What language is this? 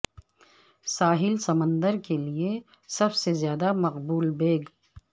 Urdu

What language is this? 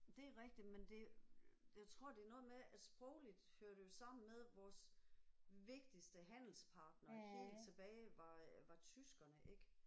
Danish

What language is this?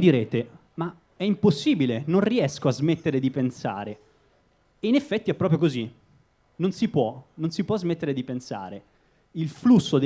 Italian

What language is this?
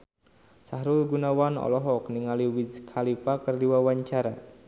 Sundanese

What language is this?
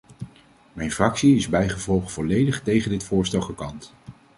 Dutch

